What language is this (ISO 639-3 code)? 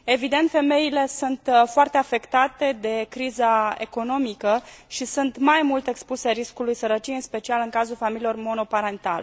ron